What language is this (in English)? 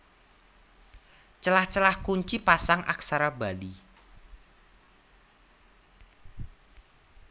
Javanese